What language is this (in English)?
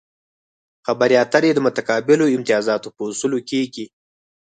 Pashto